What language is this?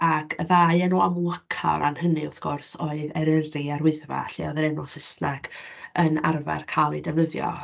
Welsh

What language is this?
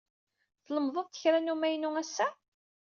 Kabyle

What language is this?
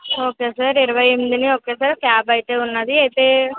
Telugu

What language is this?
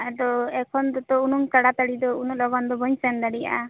Santali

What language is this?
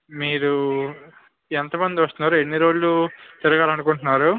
Telugu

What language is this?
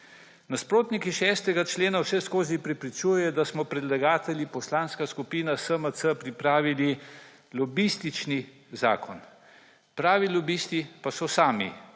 Slovenian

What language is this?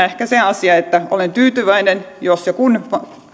Finnish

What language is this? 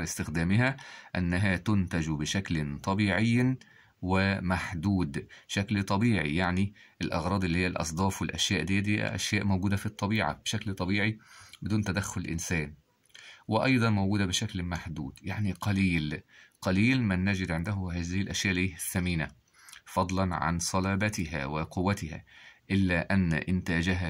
Arabic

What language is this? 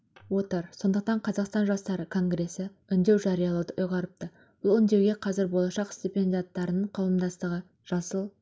Kazakh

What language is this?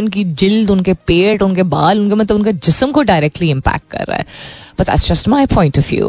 Hindi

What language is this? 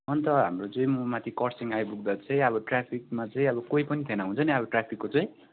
Nepali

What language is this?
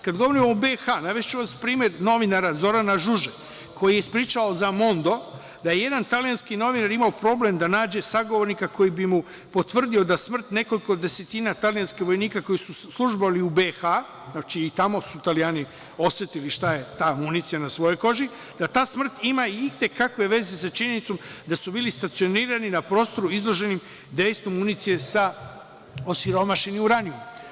Serbian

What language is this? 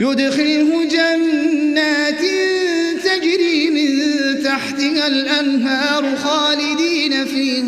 Arabic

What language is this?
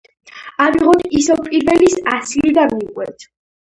Georgian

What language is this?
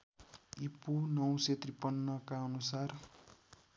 Nepali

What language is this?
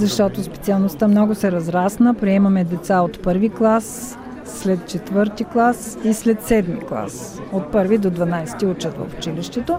Bulgarian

